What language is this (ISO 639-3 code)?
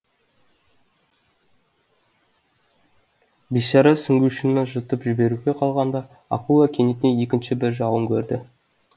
kaz